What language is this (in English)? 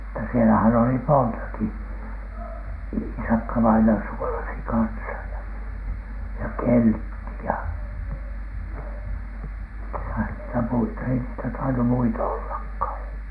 Finnish